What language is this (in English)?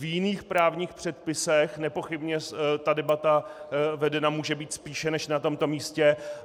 Czech